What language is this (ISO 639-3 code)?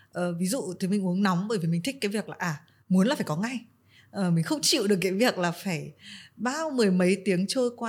vie